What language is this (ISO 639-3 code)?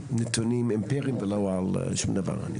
heb